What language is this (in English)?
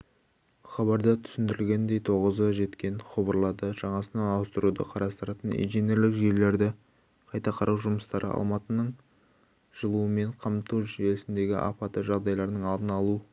Kazakh